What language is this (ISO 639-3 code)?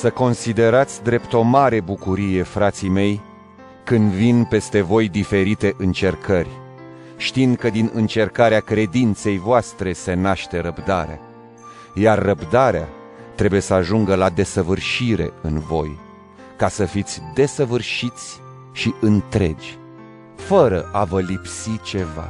ron